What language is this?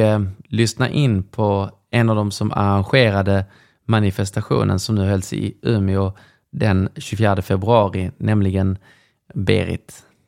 Swedish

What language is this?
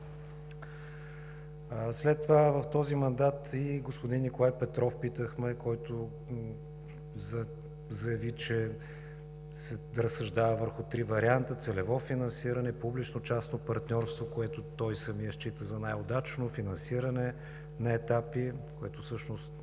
Bulgarian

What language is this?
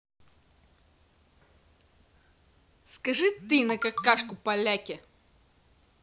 Russian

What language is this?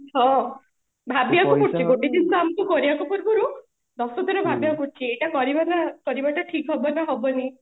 Odia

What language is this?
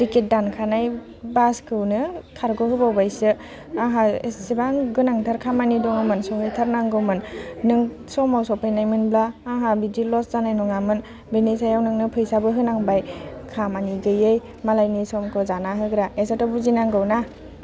Bodo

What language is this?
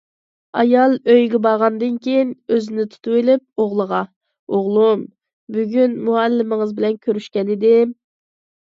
Uyghur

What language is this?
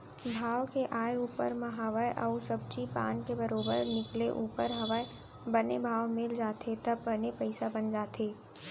Chhattisgarhi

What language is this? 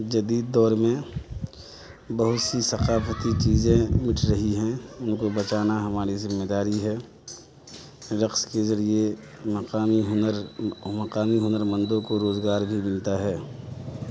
Urdu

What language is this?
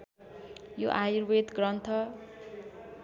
Nepali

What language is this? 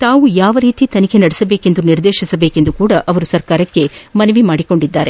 Kannada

